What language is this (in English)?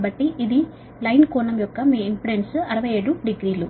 Telugu